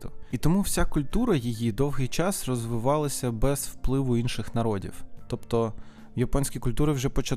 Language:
Ukrainian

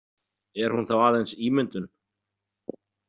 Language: Icelandic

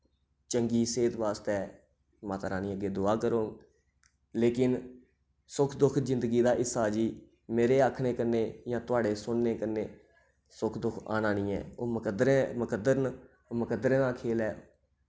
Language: Dogri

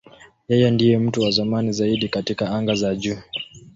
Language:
Swahili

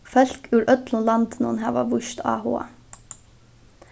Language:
Faroese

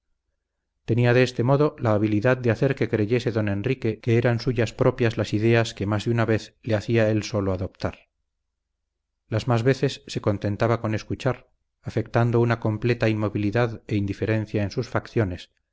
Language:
Spanish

